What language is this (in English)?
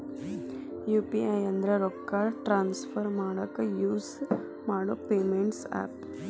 Kannada